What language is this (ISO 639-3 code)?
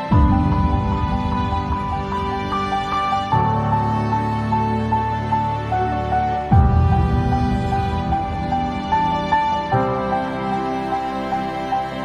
ind